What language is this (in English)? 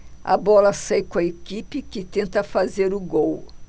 Portuguese